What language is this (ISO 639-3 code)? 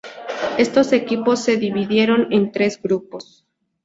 spa